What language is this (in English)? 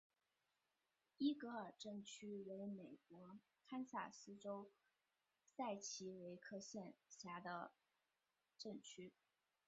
Chinese